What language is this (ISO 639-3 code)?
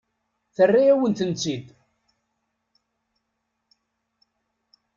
kab